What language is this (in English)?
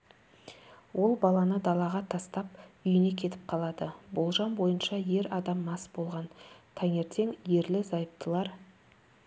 Kazakh